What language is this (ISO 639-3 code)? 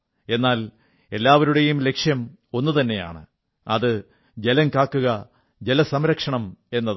mal